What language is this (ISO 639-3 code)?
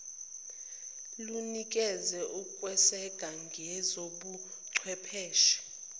zul